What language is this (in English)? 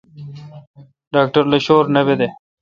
Kalkoti